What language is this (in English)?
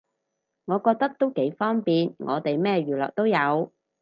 Cantonese